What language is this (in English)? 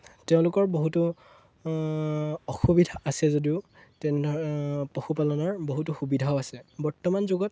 Assamese